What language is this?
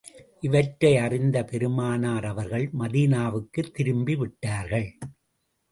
Tamil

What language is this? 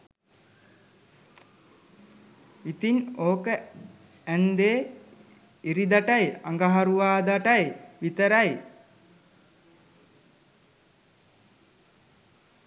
Sinhala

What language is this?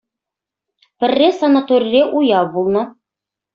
Chuvash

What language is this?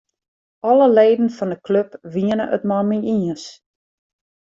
Western Frisian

